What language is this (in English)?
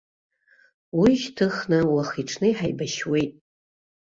Abkhazian